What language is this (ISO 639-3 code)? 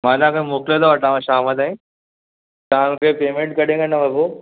snd